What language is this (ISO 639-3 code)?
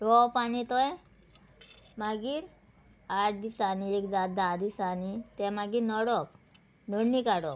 kok